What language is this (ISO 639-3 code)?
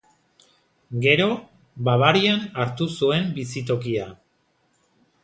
eus